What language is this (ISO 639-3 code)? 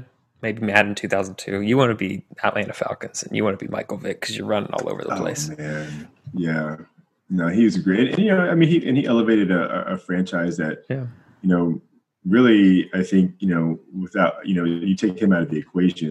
eng